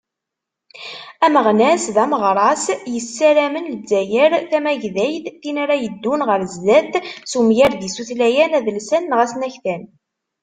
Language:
Kabyle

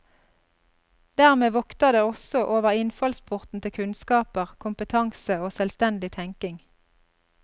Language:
Norwegian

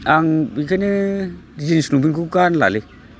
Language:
Bodo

